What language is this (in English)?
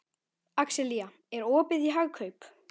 Icelandic